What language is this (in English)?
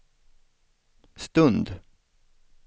Swedish